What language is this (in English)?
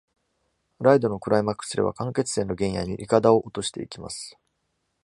Japanese